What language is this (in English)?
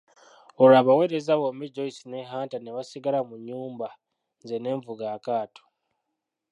Ganda